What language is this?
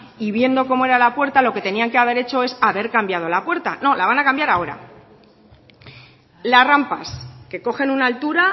Spanish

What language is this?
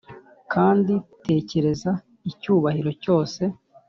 Kinyarwanda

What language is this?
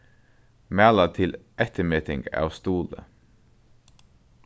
Faroese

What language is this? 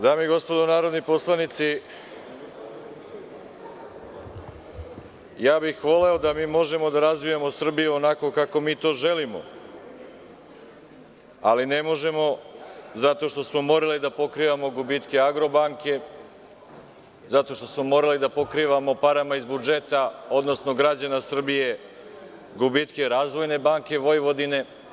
Serbian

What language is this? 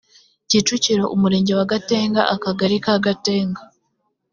Kinyarwanda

